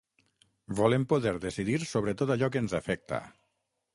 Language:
Catalan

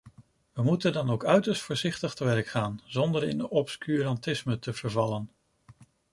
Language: Dutch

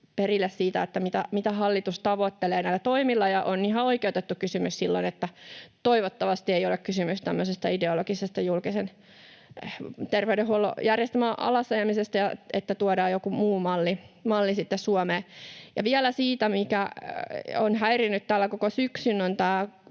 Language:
Finnish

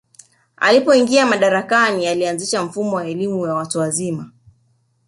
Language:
Swahili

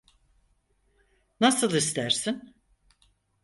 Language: Turkish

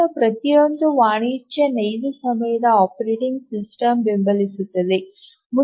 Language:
Kannada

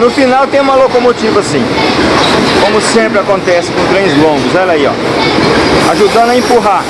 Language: Portuguese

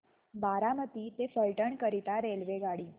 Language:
Marathi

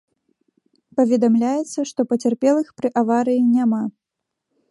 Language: Belarusian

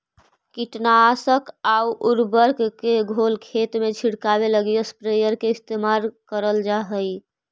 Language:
Magahi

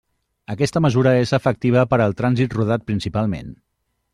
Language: Catalan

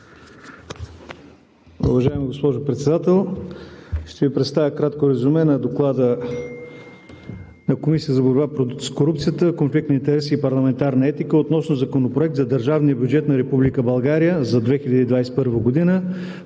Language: Bulgarian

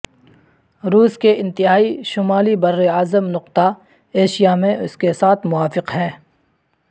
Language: Urdu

